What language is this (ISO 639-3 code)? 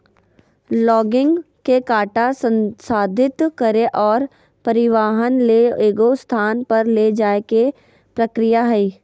mag